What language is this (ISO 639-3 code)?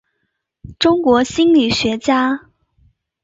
zho